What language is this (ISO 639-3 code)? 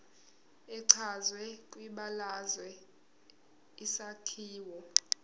zul